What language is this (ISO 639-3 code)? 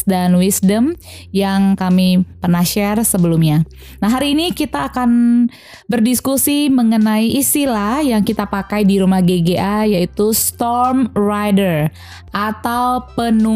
ind